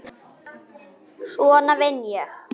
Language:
Icelandic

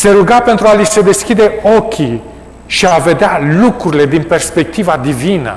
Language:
Romanian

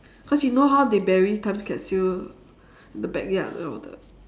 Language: English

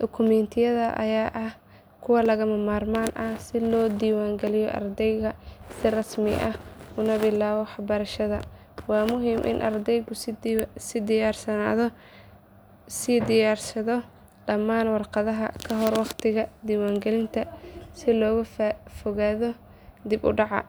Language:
Somali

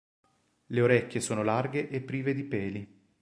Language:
Italian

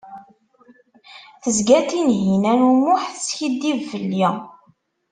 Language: Kabyle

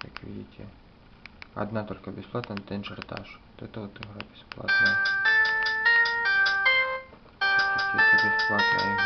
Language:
Russian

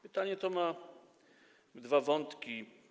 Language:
Polish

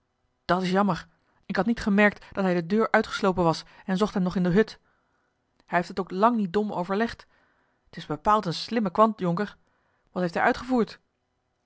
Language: Dutch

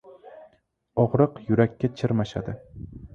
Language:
Uzbek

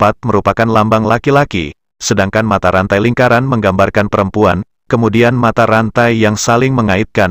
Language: Indonesian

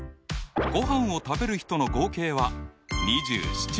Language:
Japanese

